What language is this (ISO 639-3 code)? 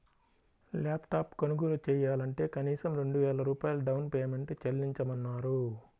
tel